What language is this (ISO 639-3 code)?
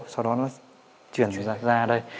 vie